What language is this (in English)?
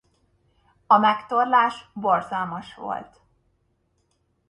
Hungarian